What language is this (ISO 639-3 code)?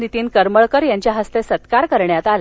mar